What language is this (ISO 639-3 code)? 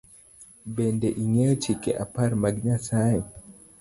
luo